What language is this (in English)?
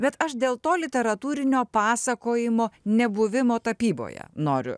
Lithuanian